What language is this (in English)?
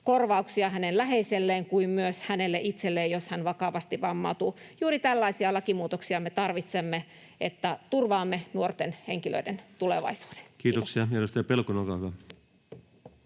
Finnish